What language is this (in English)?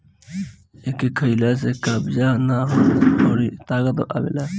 Bhojpuri